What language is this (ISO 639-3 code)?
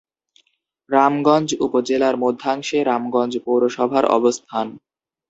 ben